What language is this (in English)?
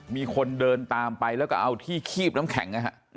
Thai